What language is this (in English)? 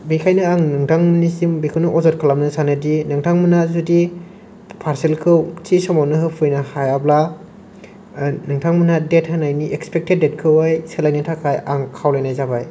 Bodo